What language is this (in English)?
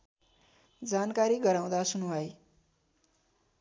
Nepali